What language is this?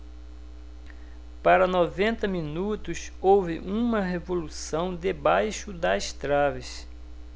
Portuguese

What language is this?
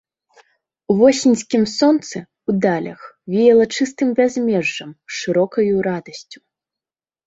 Belarusian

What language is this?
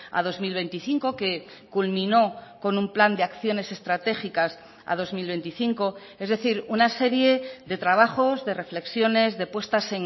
Spanish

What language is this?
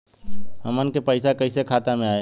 Bhojpuri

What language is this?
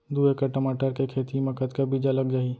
Chhattisgarhi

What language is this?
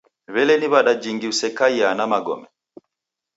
Taita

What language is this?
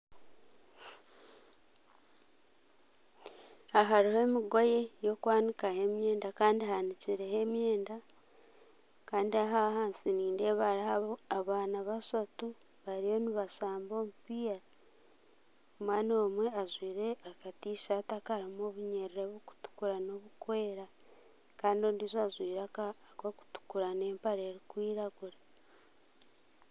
Nyankole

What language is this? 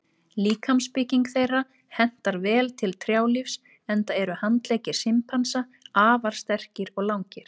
Icelandic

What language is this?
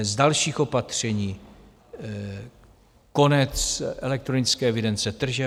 Czech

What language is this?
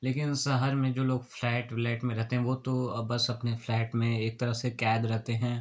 Hindi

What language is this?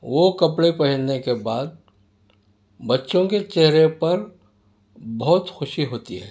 Urdu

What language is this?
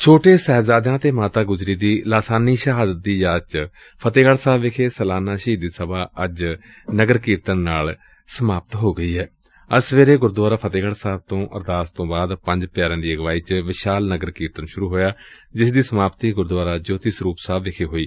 Punjabi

